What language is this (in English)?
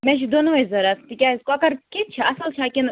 Kashmiri